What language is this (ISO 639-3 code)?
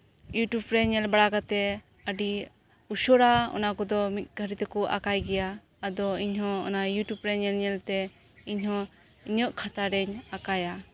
sat